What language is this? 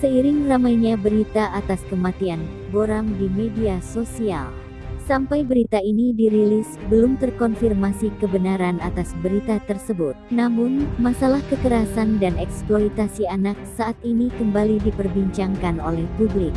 Indonesian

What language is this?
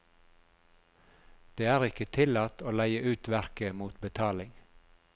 Norwegian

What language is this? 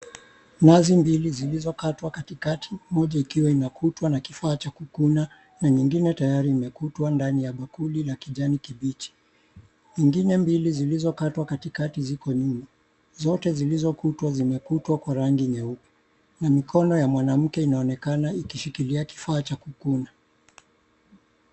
Swahili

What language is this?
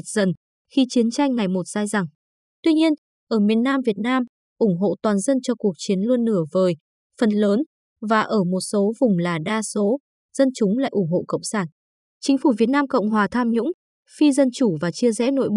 Vietnamese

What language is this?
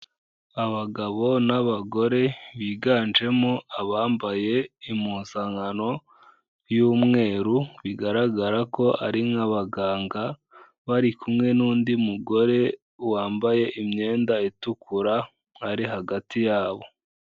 Kinyarwanda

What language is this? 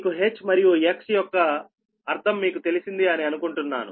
Telugu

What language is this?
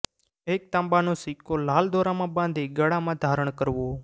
Gujarati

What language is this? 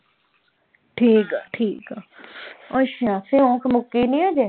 Punjabi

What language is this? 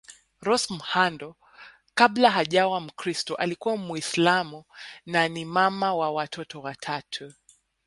Swahili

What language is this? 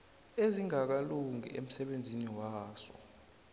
South Ndebele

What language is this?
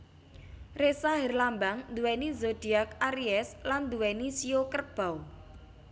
Javanese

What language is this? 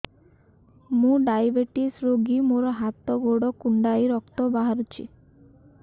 Odia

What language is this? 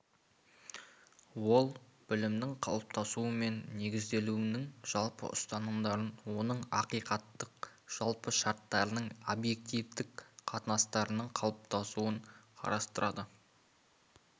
Kazakh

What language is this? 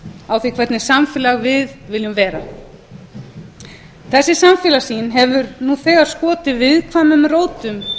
Icelandic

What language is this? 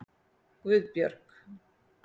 Icelandic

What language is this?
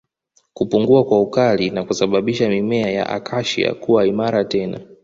Swahili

